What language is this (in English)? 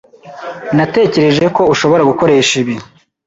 Kinyarwanda